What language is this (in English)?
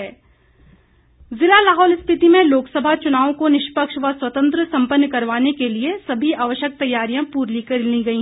Hindi